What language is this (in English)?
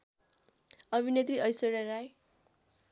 Nepali